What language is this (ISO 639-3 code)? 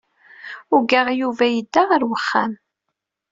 kab